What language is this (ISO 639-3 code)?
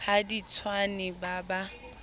sot